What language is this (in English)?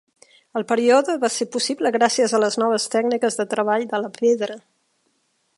Catalan